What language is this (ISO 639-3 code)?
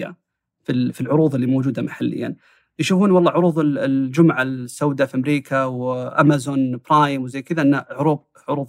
ara